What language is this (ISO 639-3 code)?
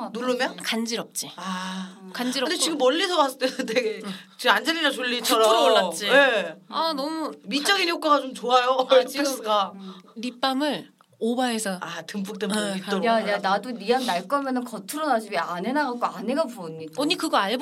kor